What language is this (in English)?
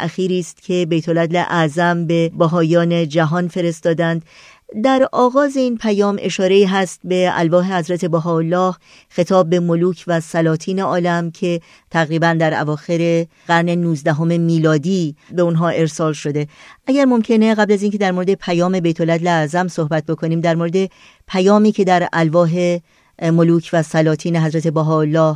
Persian